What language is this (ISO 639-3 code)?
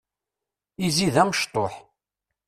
kab